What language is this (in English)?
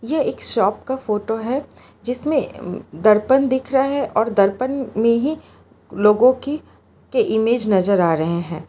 Hindi